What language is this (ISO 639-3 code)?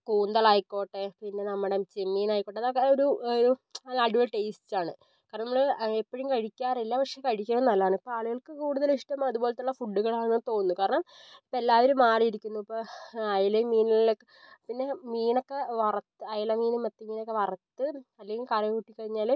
mal